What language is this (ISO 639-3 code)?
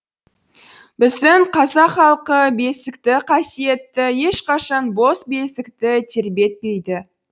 kaz